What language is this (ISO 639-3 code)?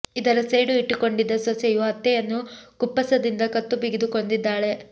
kan